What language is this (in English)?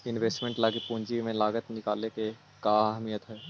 Magahi